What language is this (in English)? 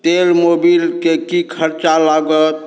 Maithili